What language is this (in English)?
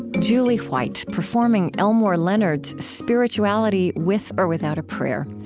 English